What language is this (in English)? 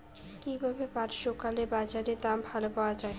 Bangla